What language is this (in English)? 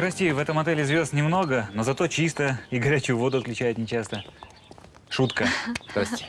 Russian